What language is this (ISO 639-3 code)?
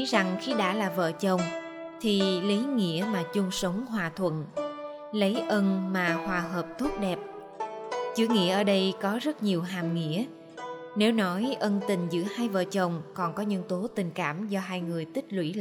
vie